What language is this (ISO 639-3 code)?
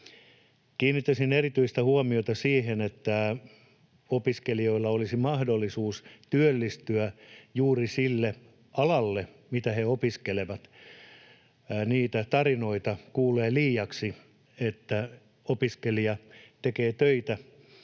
fin